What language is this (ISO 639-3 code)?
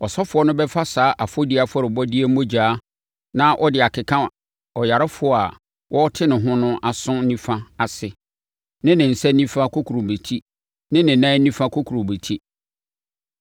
aka